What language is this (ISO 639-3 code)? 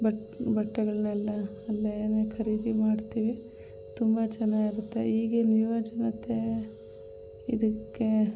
kan